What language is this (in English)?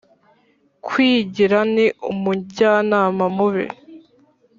Kinyarwanda